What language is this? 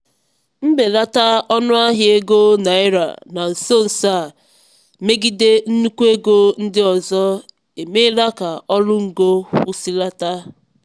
Igbo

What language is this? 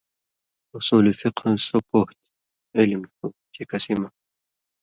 Indus Kohistani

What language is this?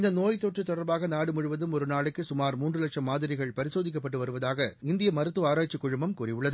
Tamil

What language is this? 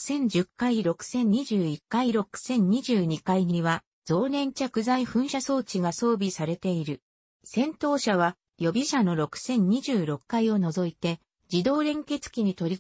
Japanese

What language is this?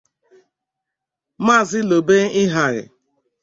Igbo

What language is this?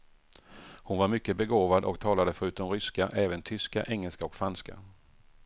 Swedish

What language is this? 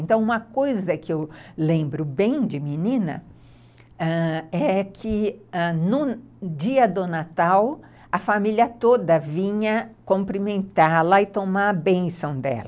Portuguese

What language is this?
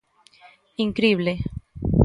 Galician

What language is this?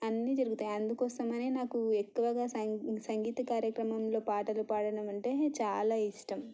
Telugu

